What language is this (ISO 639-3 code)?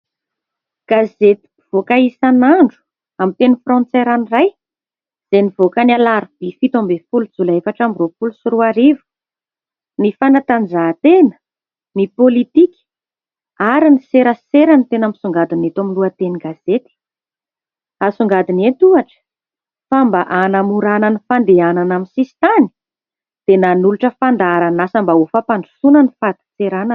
mlg